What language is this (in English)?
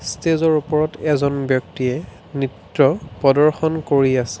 Assamese